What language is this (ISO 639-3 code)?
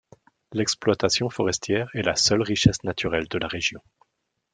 fra